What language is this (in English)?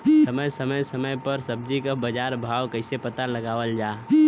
Bhojpuri